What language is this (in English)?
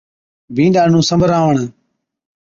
Od